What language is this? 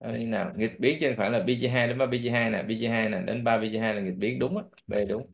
Vietnamese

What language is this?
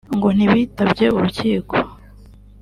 Kinyarwanda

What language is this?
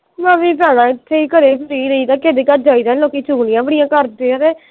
Punjabi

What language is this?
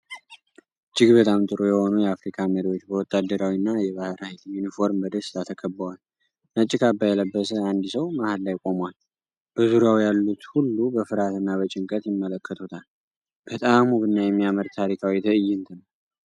Amharic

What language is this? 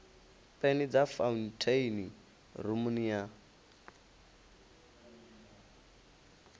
Venda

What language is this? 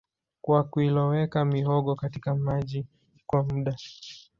Swahili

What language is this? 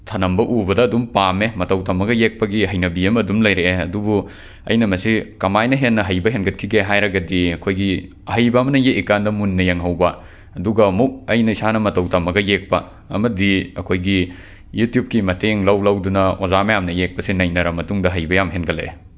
Manipuri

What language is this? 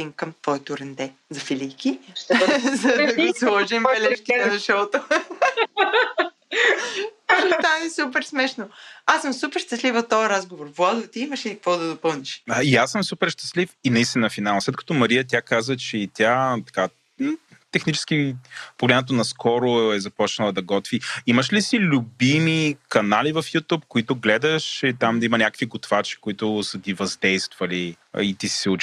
Bulgarian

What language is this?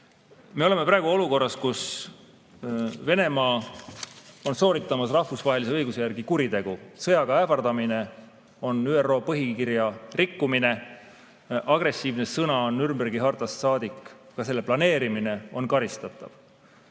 Estonian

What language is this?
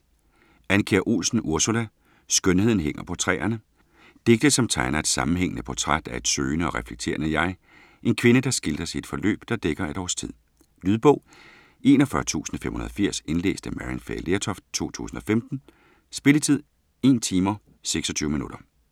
Danish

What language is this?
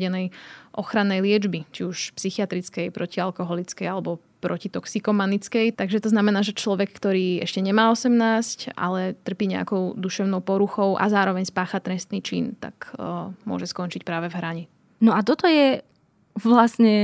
Slovak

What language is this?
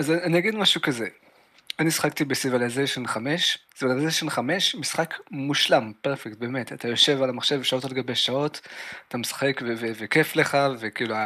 Hebrew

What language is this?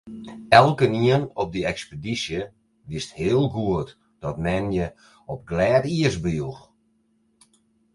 Western Frisian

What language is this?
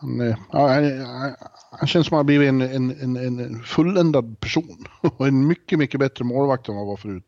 Swedish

